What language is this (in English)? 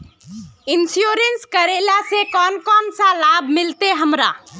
Magahi